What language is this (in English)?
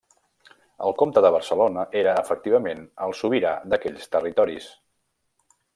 Catalan